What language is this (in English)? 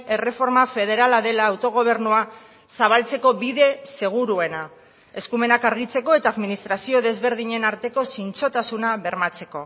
Basque